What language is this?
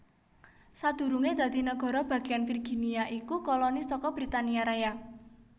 Javanese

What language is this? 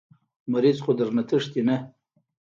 Pashto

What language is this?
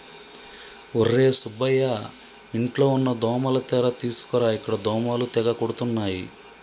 Telugu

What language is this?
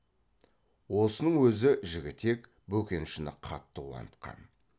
Kazakh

